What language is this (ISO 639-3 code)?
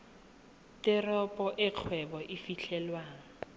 tsn